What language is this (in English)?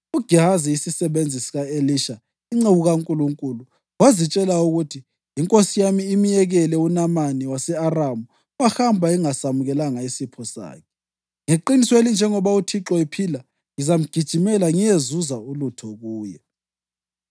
North Ndebele